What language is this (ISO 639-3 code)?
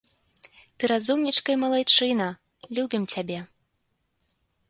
bel